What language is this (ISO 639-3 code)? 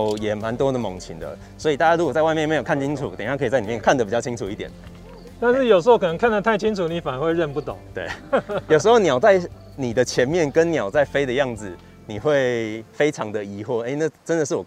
zho